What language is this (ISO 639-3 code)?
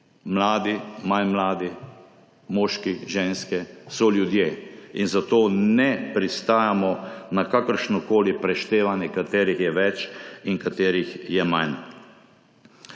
slv